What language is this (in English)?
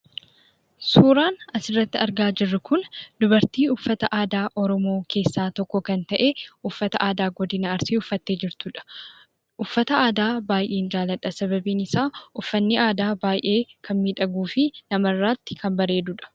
Oromo